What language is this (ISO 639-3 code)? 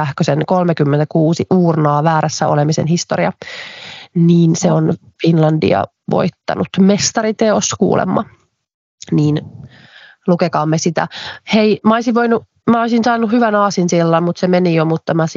fin